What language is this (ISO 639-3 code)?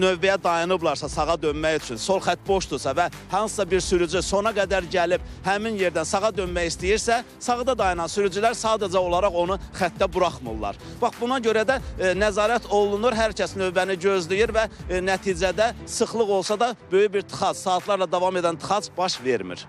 tur